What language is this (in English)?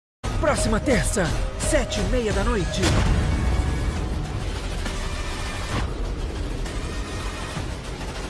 Portuguese